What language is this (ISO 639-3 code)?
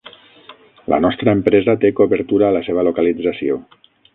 cat